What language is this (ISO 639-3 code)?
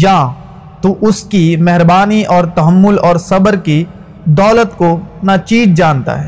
urd